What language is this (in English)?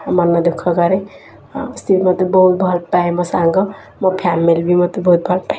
Odia